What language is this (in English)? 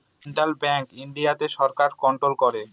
Bangla